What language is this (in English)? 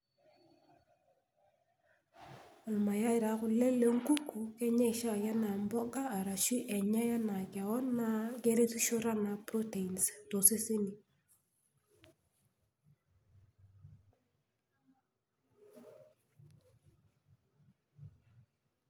Masai